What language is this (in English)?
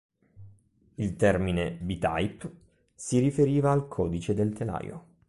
Italian